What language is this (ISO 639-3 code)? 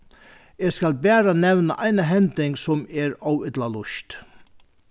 fao